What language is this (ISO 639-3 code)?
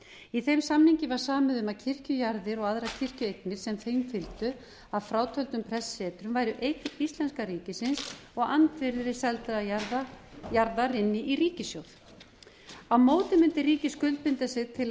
isl